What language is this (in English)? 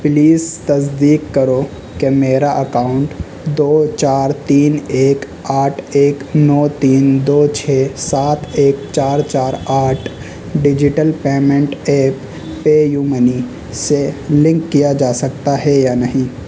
Urdu